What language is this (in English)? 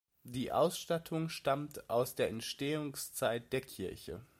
German